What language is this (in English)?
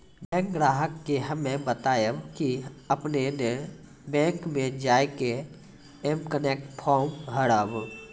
Maithili